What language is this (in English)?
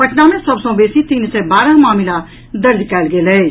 Maithili